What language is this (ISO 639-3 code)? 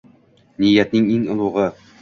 uzb